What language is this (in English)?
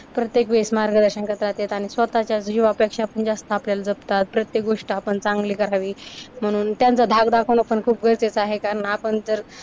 Marathi